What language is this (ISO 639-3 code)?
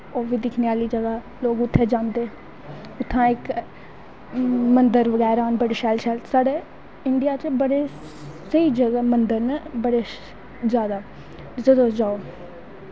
doi